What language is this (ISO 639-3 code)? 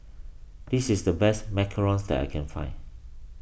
eng